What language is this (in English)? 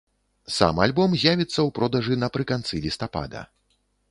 Belarusian